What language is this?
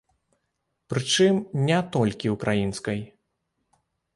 Belarusian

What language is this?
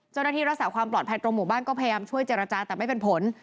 Thai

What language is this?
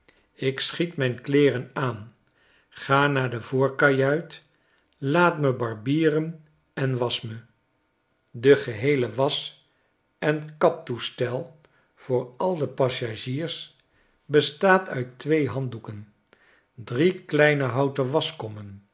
Dutch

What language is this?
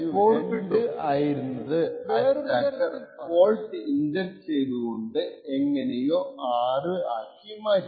Malayalam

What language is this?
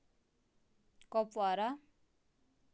Kashmiri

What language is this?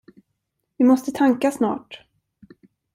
Swedish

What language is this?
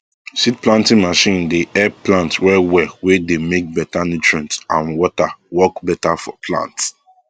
Nigerian Pidgin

